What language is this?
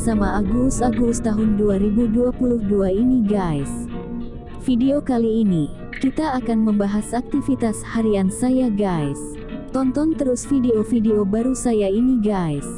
Indonesian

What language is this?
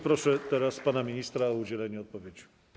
Polish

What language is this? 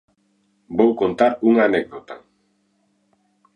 Galician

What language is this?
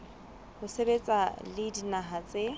Southern Sotho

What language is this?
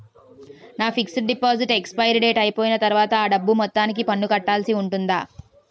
Telugu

